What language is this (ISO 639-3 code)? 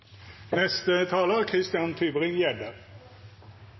nob